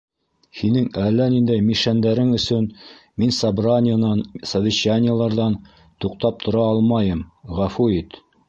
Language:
Bashkir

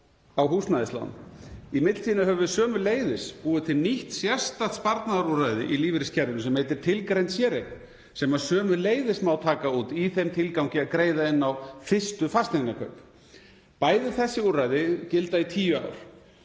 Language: Icelandic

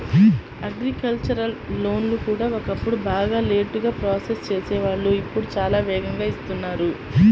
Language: Telugu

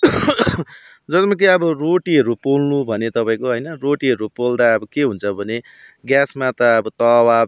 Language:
Nepali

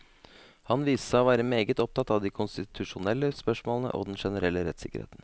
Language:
Norwegian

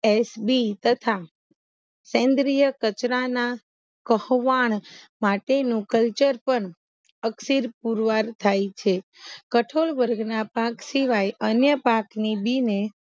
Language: Gujarati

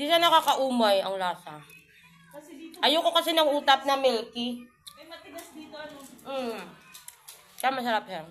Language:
Filipino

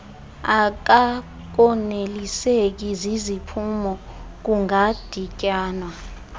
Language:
Xhosa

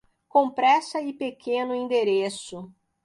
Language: Portuguese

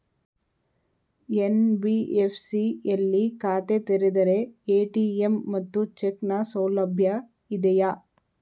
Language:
Kannada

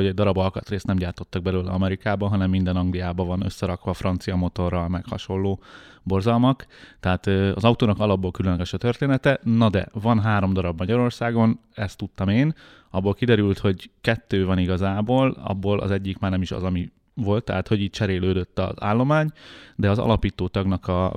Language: Hungarian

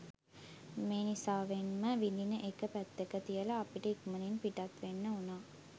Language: Sinhala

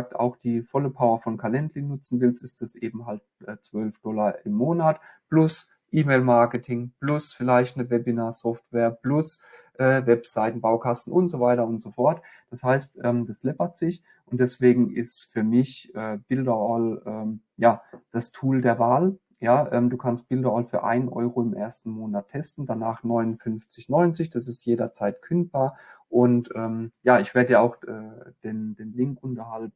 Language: German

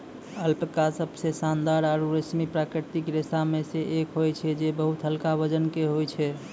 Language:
Maithili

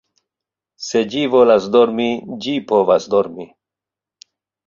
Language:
Esperanto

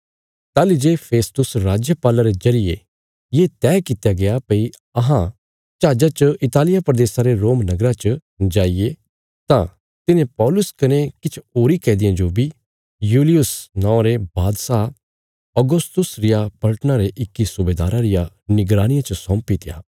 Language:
Bilaspuri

